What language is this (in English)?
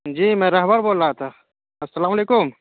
Urdu